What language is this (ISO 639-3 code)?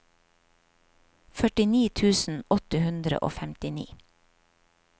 nor